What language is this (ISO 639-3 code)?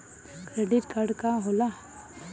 bho